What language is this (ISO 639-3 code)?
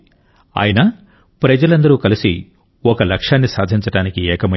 tel